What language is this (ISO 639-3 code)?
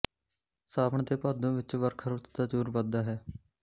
pan